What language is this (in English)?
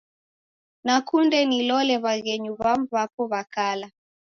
Taita